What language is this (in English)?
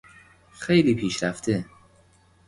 Persian